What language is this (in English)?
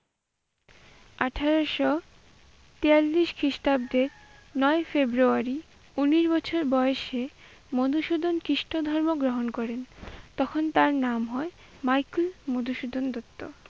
Bangla